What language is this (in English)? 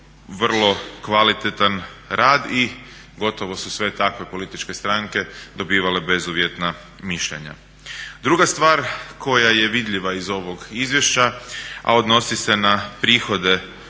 Croatian